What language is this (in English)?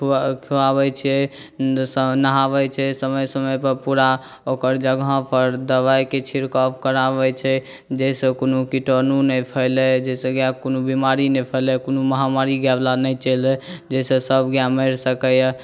Maithili